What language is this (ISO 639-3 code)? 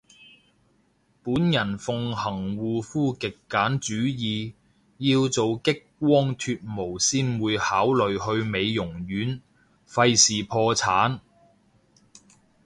yue